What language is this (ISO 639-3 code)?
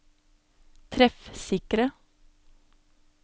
nor